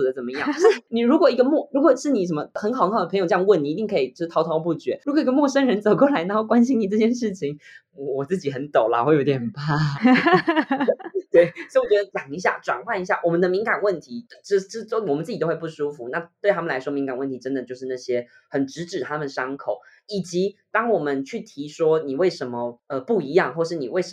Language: Chinese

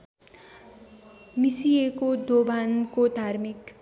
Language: Nepali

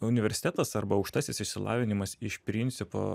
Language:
Lithuanian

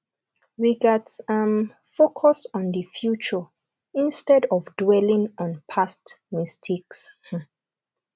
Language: Nigerian Pidgin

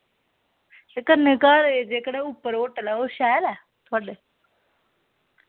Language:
Dogri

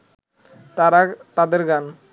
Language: Bangla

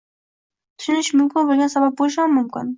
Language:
Uzbek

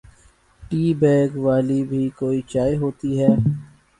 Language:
Urdu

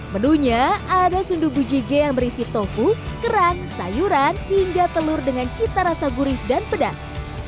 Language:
Indonesian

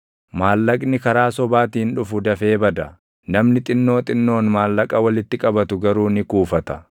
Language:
Oromo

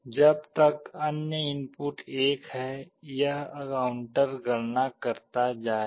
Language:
Hindi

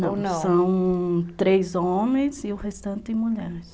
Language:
Portuguese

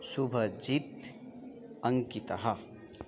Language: Sanskrit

